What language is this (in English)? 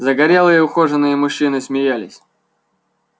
Russian